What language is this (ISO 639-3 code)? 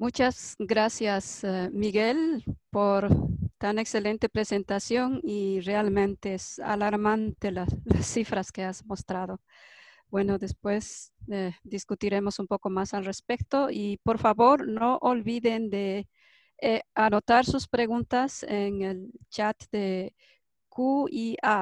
spa